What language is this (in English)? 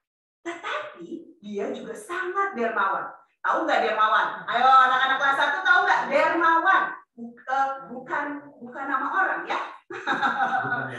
Indonesian